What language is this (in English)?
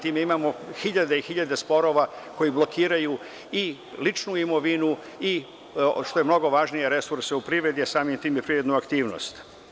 Serbian